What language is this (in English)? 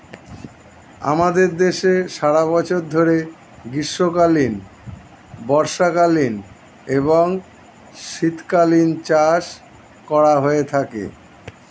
Bangla